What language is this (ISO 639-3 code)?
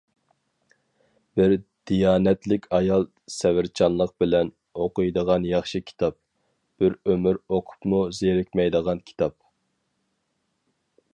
uig